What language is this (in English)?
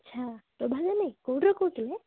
Odia